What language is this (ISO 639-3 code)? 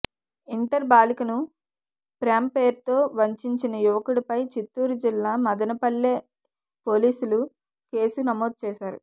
tel